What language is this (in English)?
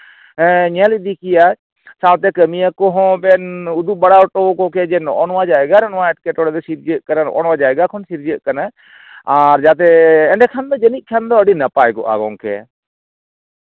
Santali